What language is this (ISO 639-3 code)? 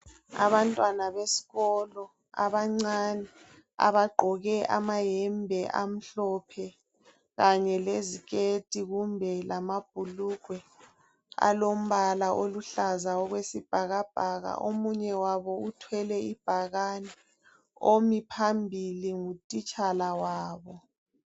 nde